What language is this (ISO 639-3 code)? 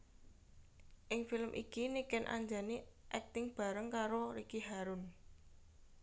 jav